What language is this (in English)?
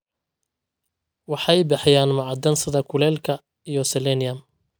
Somali